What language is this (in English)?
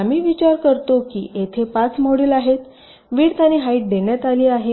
Marathi